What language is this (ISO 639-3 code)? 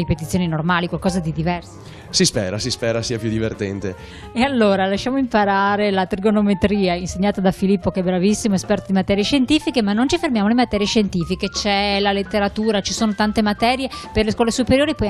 ita